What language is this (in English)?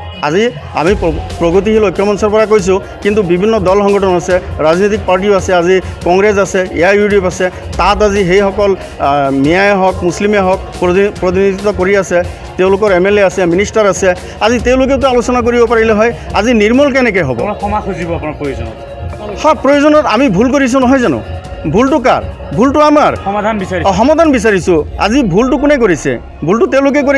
Bangla